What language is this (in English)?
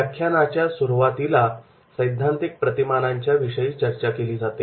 Marathi